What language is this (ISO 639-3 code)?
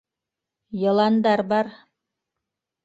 bak